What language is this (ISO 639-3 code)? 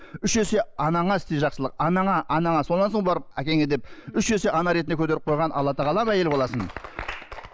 kaz